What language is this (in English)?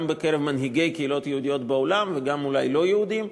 Hebrew